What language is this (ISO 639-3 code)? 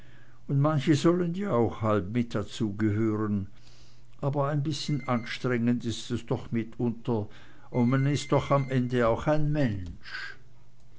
deu